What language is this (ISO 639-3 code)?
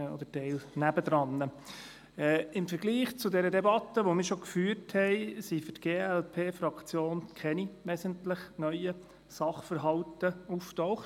gsw